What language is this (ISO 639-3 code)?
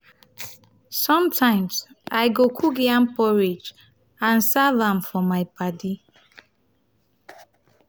pcm